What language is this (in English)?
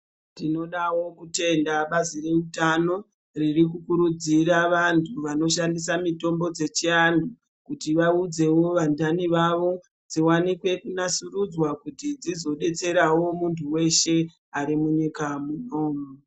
Ndau